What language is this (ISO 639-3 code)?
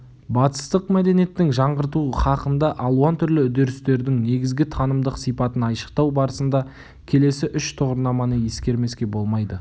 kaz